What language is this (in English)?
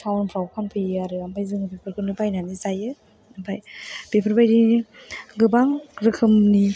Bodo